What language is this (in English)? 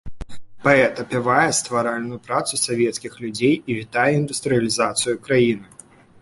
Belarusian